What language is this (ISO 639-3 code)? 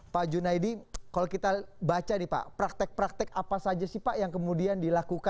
ind